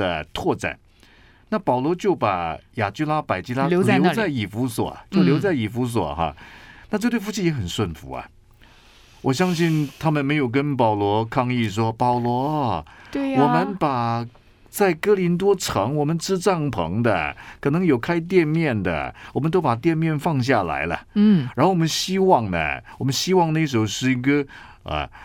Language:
Chinese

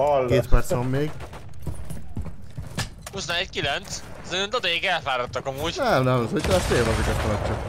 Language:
Hungarian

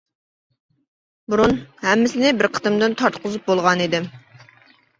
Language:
Uyghur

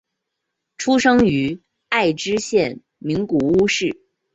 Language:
Chinese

